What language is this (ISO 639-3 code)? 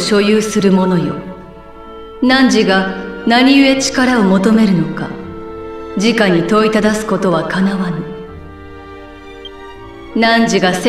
jpn